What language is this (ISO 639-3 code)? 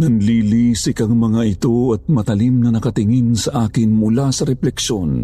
fil